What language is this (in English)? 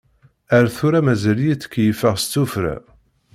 Kabyle